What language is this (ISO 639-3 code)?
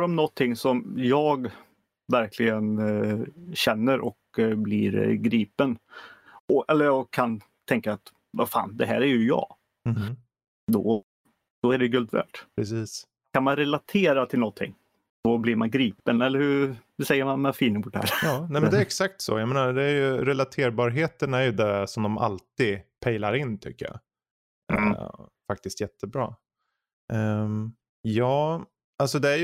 swe